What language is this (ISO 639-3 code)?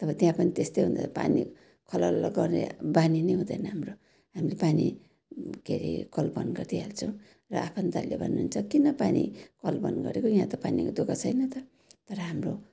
nep